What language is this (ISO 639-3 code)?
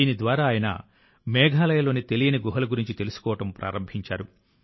tel